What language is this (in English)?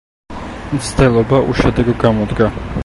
Georgian